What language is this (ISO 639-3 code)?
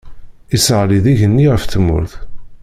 kab